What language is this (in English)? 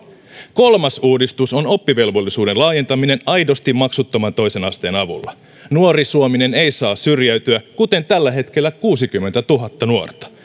Finnish